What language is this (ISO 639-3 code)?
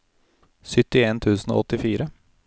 nor